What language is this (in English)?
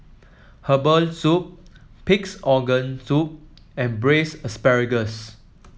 English